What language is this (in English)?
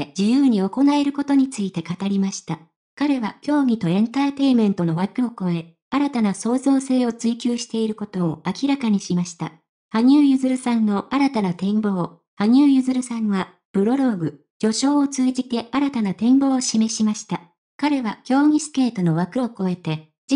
Japanese